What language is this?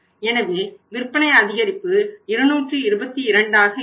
Tamil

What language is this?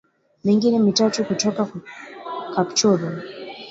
Swahili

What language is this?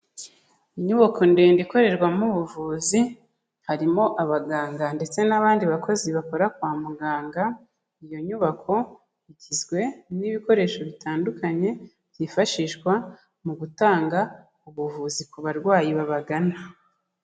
Kinyarwanda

